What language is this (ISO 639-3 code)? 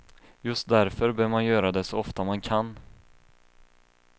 swe